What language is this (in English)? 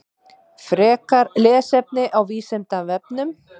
Icelandic